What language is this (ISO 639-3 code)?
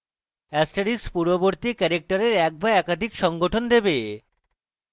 ben